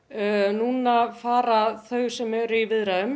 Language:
Icelandic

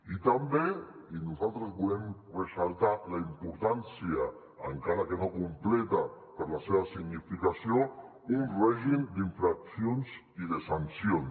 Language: Catalan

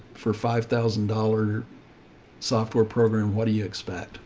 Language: English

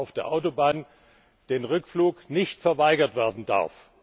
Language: German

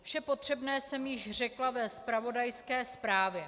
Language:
Czech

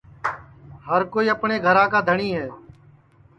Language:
Sansi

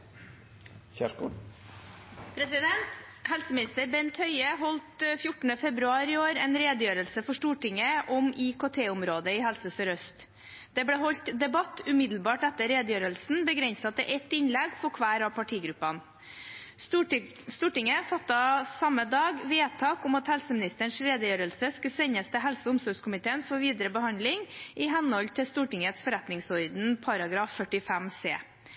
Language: Norwegian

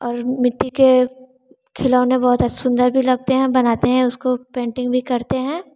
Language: Hindi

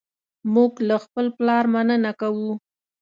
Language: Pashto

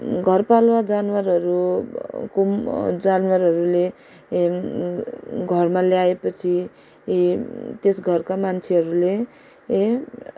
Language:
Nepali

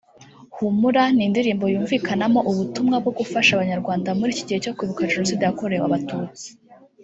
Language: Kinyarwanda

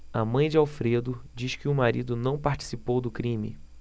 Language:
Portuguese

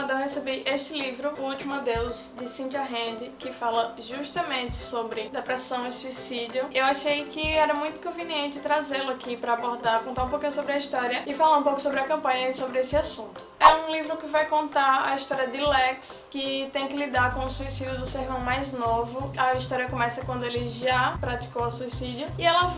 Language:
Portuguese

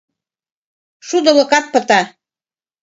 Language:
Mari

